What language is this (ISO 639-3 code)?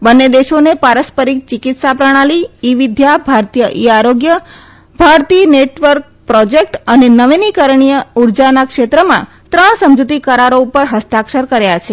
guj